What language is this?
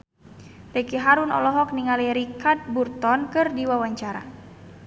Sundanese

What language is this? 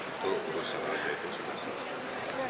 Indonesian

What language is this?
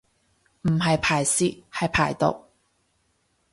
Cantonese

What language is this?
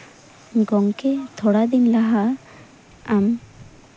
Santali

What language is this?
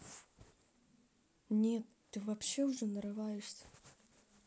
Russian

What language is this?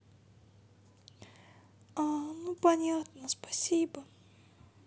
Russian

